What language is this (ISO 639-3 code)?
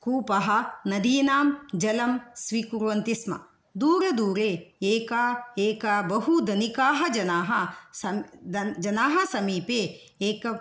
san